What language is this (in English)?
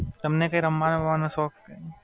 Gujarati